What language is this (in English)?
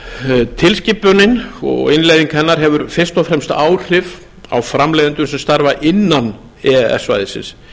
Icelandic